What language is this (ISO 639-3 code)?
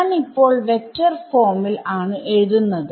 mal